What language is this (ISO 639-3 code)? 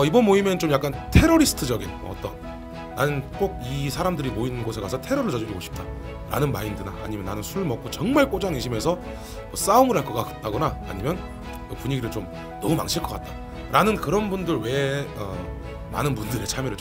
kor